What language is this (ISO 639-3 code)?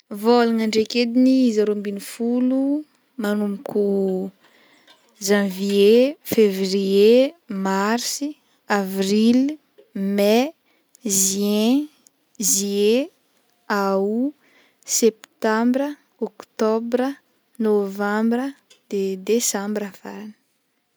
bmm